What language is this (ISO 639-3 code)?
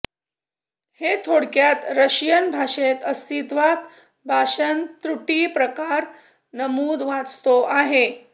mar